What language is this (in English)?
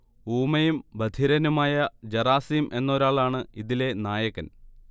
Malayalam